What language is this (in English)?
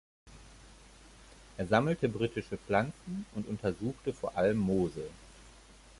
German